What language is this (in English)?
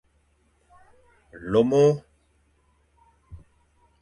Fang